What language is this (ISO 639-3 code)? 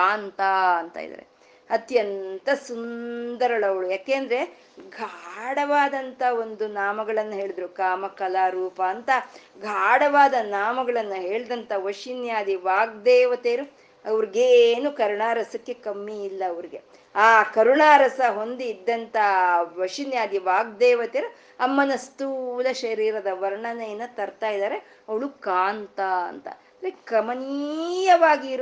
kan